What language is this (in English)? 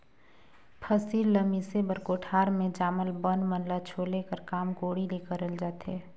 Chhattisgarhi